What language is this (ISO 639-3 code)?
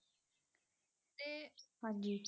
pan